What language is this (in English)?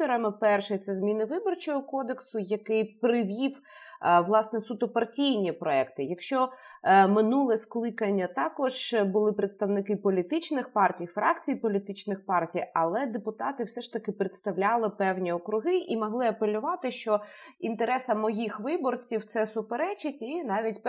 Ukrainian